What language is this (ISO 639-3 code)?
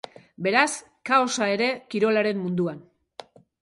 eus